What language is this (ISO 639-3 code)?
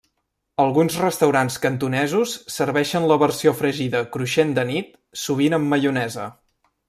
cat